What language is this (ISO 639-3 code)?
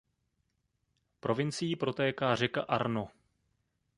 ces